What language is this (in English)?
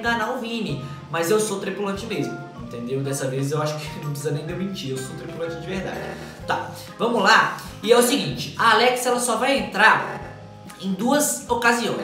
Portuguese